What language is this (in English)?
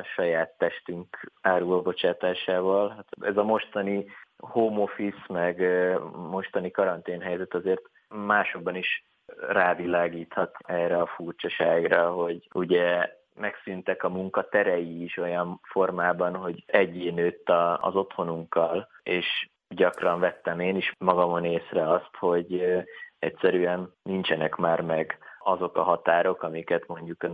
Hungarian